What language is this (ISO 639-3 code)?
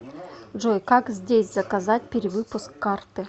rus